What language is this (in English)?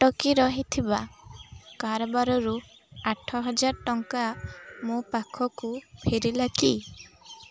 Odia